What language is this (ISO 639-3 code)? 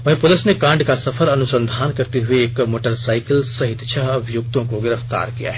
hin